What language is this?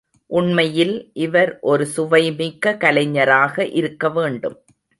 Tamil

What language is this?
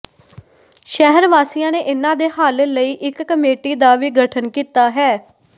Punjabi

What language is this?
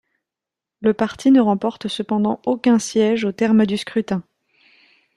French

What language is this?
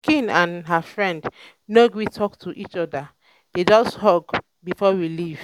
Nigerian Pidgin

